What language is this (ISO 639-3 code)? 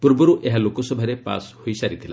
ori